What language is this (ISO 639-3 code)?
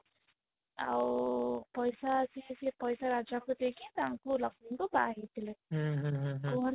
ori